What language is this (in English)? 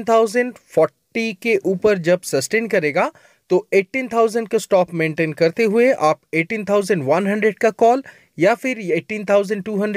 Hindi